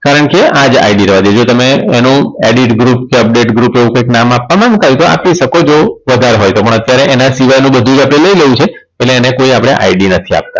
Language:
Gujarati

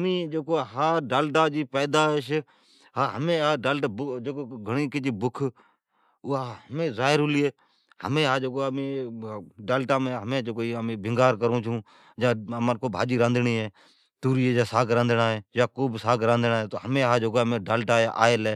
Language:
Od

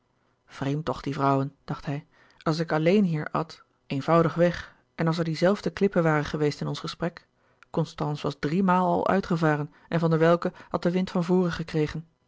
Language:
Dutch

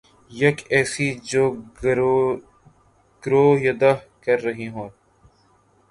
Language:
Urdu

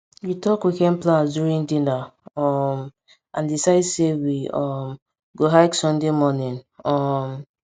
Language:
Nigerian Pidgin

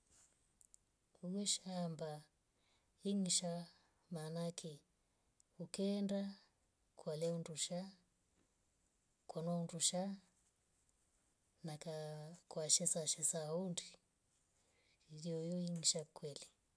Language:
Rombo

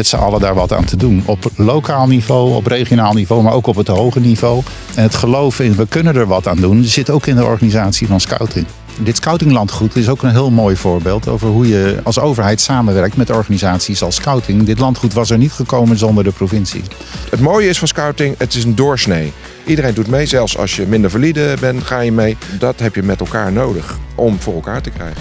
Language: Dutch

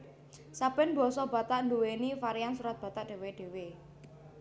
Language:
Javanese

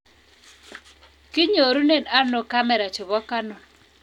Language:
Kalenjin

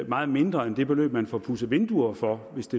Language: Danish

